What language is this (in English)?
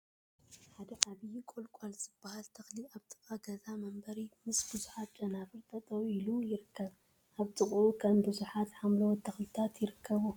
Tigrinya